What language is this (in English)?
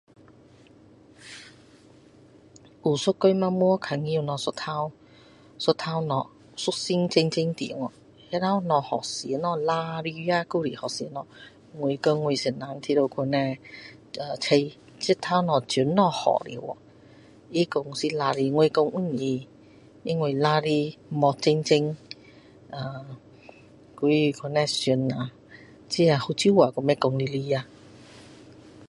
Min Dong Chinese